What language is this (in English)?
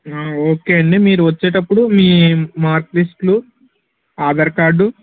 Telugu